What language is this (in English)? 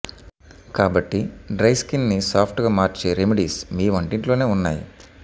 Telugu